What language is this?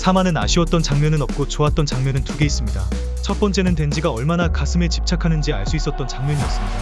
Korean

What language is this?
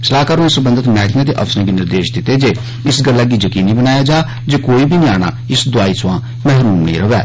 Dogri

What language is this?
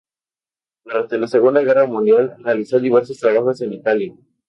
Spanish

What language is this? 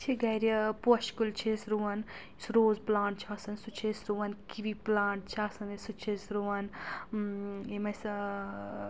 Kashmiri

